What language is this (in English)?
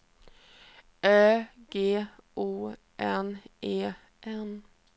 Swedish